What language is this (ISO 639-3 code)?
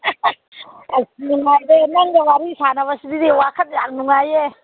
mni